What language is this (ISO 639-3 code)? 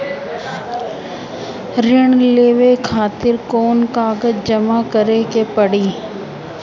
bho